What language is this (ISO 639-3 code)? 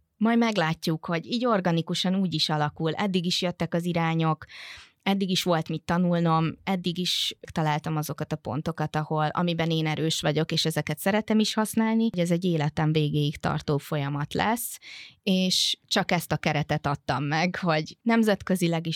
hun